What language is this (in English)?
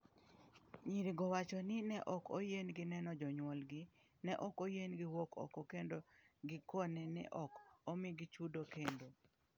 Luo (Kenya and Tanzania)